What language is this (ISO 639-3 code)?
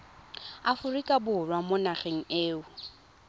tsn